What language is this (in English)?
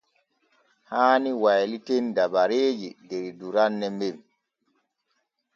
Borgu Fulfulde